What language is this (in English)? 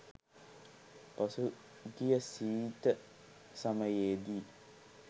Sinhala